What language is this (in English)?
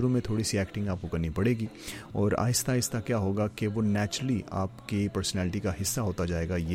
Swahili